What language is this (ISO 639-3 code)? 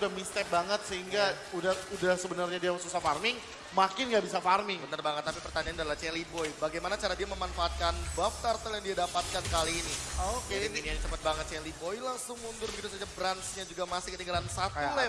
ind